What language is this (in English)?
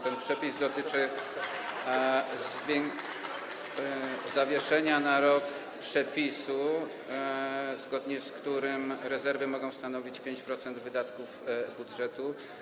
Polish